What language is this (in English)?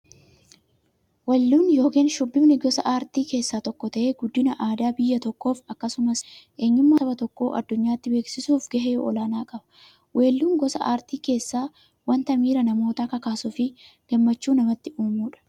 Oromo